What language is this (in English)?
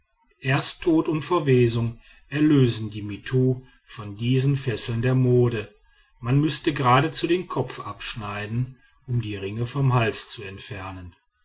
German